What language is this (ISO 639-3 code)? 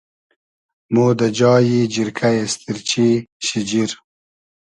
haz